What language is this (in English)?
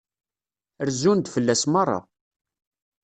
Kabyle